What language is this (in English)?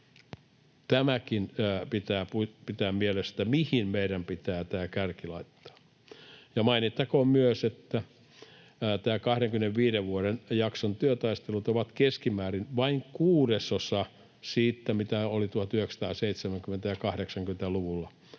Finnish